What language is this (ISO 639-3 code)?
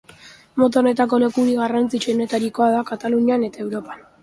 eus